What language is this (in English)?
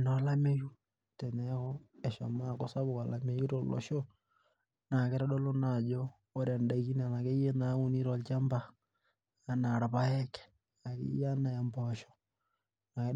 Masai